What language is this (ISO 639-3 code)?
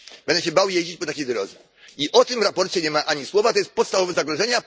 pol